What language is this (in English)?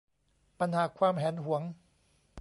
Thai